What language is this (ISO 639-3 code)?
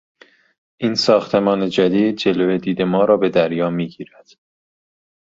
fas